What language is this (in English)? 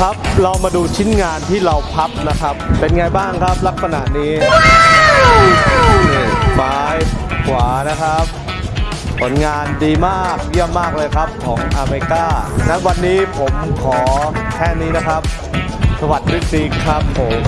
Thai